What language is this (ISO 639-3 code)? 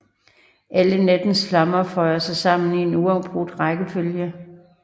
dan